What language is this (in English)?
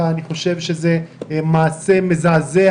Hebrew